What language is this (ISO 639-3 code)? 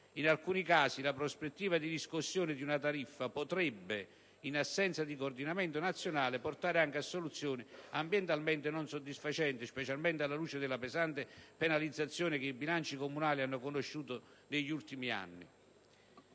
ita